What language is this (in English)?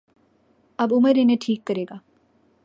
Urdu